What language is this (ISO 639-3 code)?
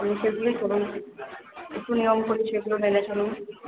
ben